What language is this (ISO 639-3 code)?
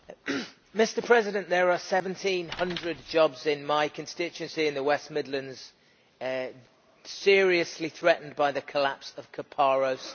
eng